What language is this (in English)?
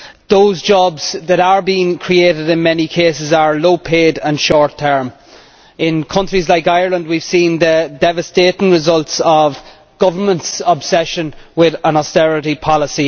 English